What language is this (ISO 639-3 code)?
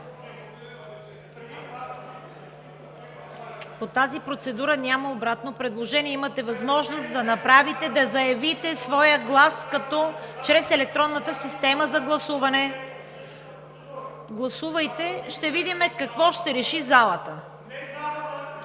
bul